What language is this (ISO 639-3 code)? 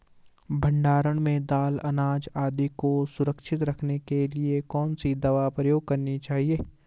hin